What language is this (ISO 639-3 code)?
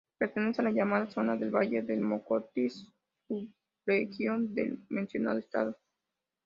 spa